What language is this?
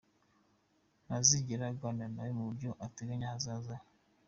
Kinyarwanda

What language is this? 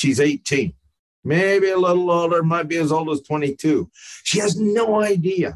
English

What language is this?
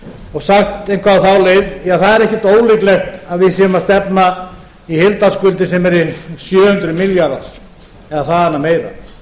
Icelandic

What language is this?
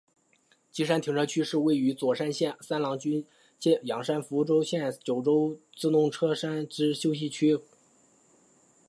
Chinese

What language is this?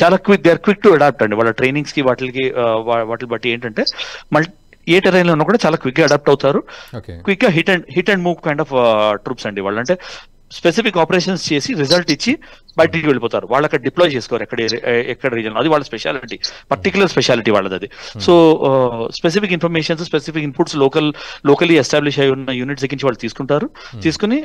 Telugu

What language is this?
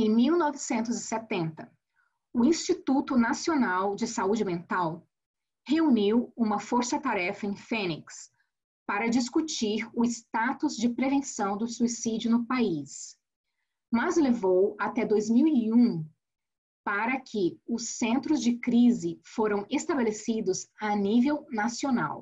Portuguese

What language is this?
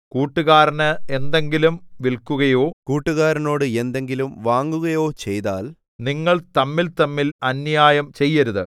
Malayalam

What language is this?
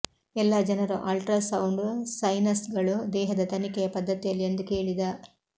Kannada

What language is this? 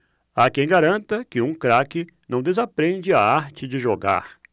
Portuguese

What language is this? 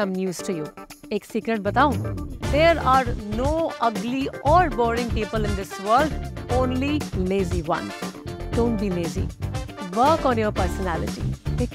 English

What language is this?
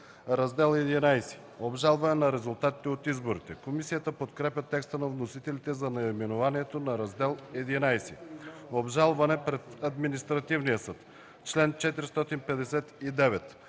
Bulgarian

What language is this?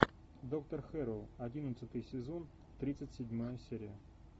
Russian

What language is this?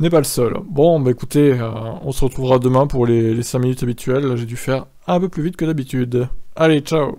French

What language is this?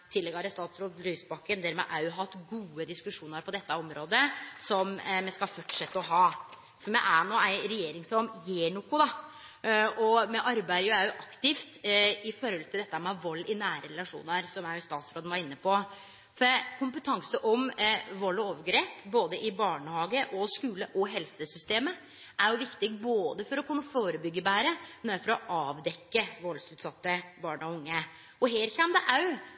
Norwegian Nynorsk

